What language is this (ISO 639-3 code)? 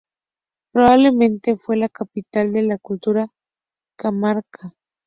spa